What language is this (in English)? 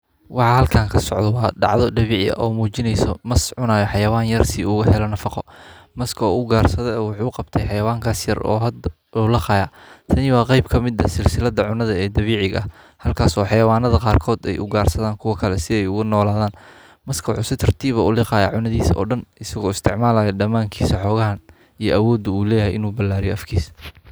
Somali